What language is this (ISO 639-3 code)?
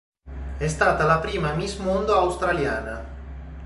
ita